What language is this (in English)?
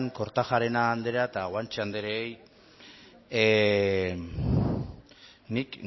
Basque